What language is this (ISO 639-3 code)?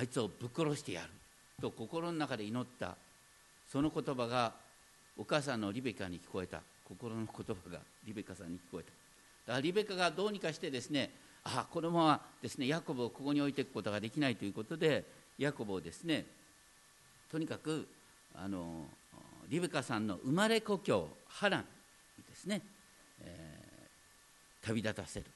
jpn